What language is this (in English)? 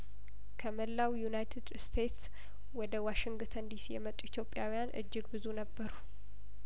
Amharic